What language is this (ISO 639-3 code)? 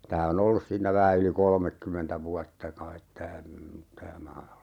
fin